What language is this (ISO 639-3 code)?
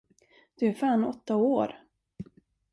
swe